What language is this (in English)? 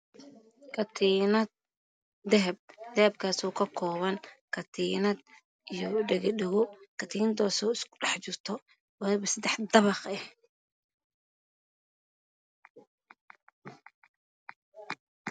Somali